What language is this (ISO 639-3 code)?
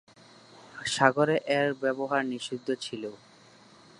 ben